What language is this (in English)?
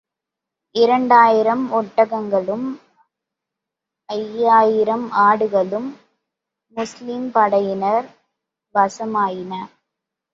Tamil